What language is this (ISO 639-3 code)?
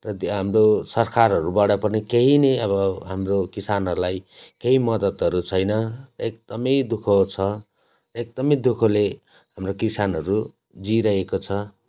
nep